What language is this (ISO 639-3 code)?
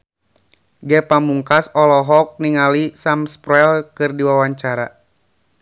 sun